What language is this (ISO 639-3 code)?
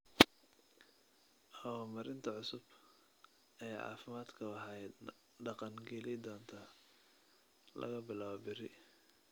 som